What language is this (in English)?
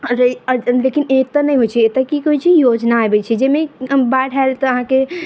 Maithili